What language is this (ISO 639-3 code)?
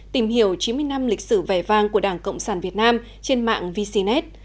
vie